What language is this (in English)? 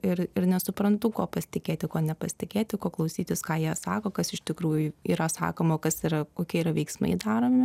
Lithuanian